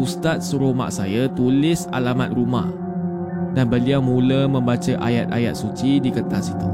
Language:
Malay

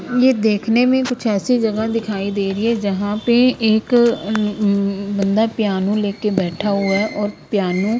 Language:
Hindi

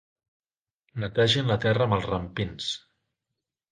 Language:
Catalan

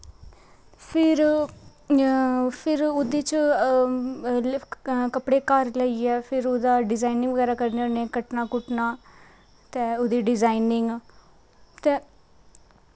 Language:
Dogri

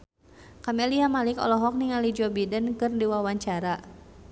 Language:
Sundanese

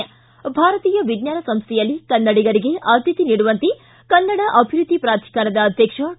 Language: Kannada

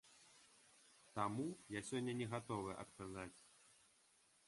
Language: Belarusian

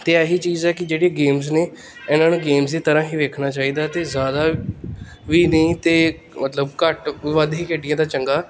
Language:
Punjabi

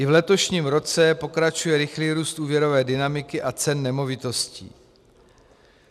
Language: Czech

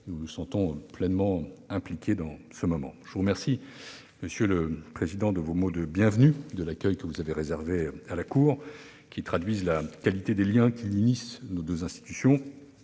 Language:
French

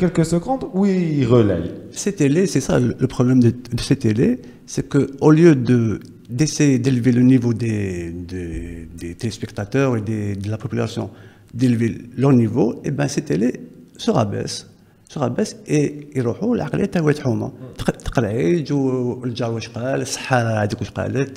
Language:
French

